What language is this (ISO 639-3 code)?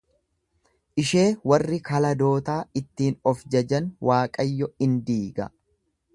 orm